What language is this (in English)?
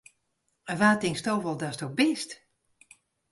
Western Frisian